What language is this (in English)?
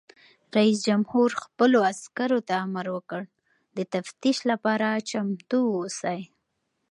Pashto